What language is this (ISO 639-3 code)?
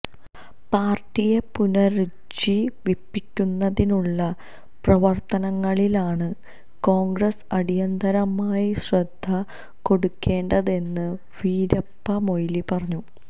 mal